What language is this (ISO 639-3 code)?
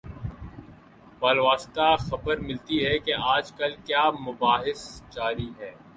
urd